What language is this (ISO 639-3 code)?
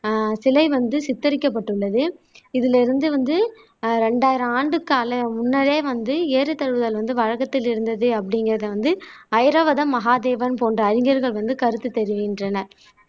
tam